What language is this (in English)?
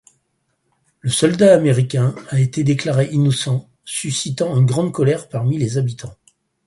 French